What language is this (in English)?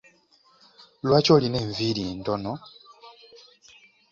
Ganda